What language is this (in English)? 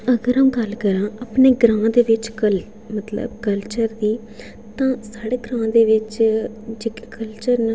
Dogri